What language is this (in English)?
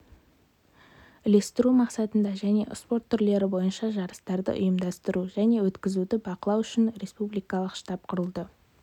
Kazakh